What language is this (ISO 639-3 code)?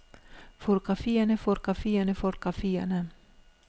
dan